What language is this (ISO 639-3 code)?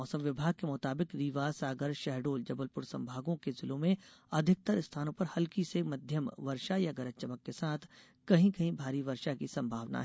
hin